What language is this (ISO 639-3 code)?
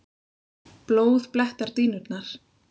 isl